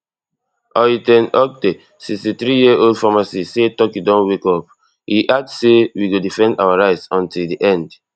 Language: Nigerian Pidgin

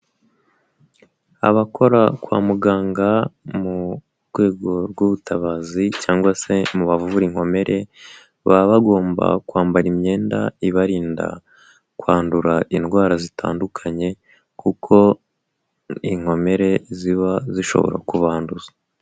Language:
Kinyarwanda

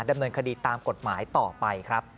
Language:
Thai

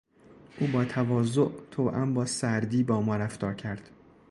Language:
Persian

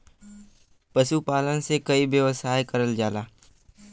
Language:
Bhojpuri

